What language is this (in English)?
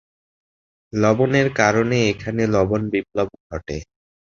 Bangla